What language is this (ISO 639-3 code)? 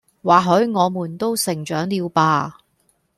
yue